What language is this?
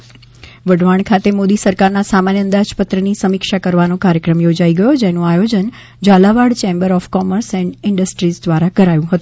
Gujarati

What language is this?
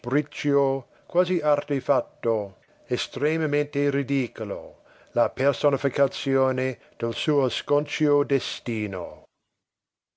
Italian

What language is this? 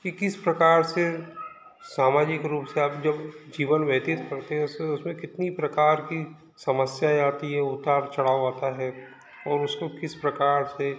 Hindi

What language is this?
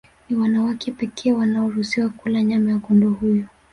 Swahili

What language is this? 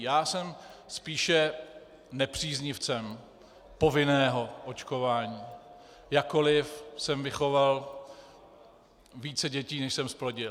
Czech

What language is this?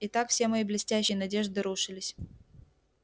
Russian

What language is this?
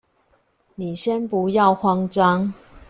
Chinese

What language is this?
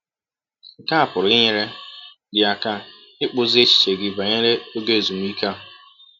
Igbo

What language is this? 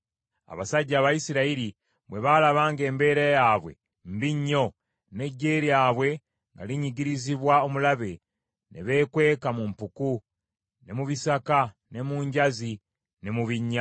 Ganda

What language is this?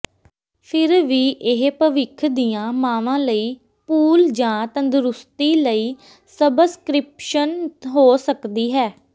Punjabi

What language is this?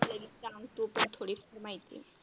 Marathi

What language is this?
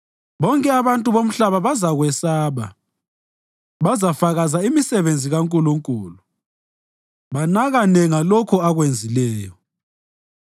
North Ndebele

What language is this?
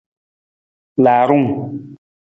Nawdm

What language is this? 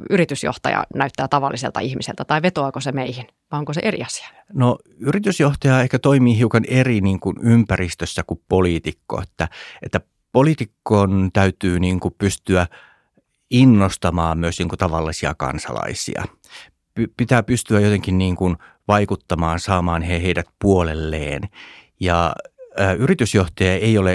Finnish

